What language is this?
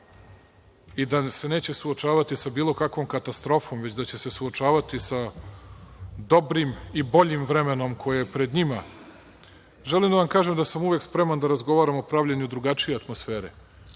Serbian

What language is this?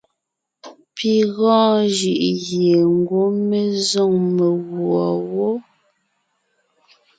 Ngiemboon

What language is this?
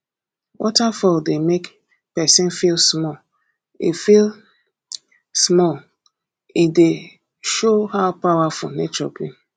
Nigerian Pidgin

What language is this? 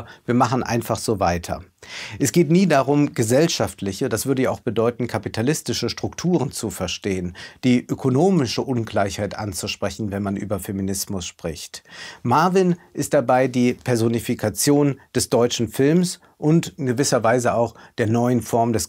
German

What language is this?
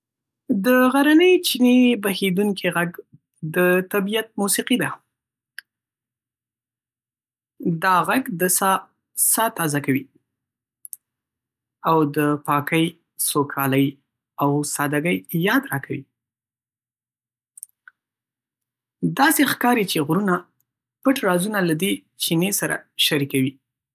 Pashto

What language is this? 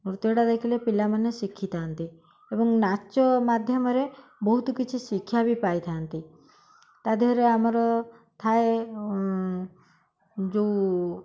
Odia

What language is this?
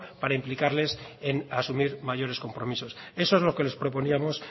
Spanish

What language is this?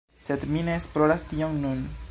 Esperanto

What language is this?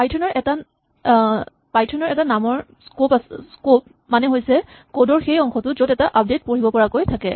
Assamese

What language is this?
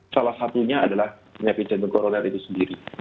Indonesian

